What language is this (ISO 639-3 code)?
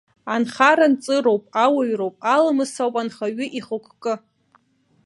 abk